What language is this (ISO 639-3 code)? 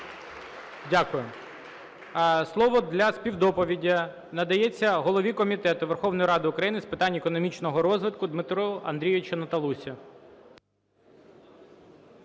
ukr